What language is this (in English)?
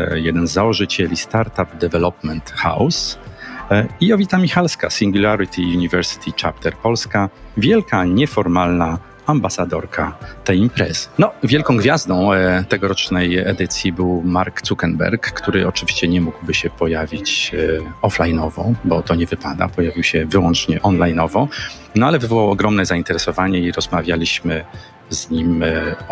Polish